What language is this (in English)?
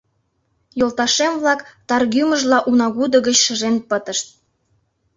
Mari